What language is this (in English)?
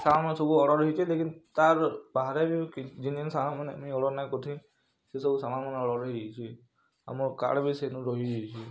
Odia